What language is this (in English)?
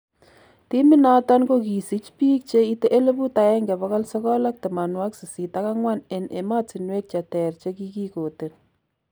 Kalenjin